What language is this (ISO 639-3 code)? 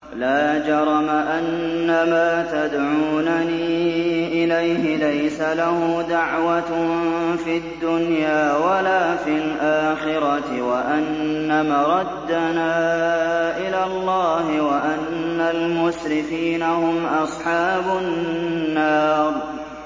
ara